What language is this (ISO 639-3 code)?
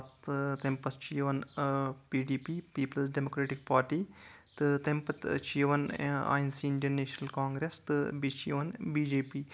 kas